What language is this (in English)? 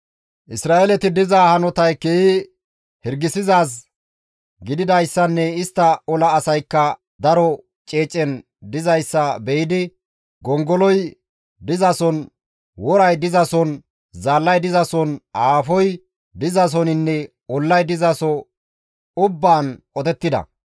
Gamo